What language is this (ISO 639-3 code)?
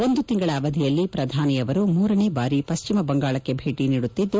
kan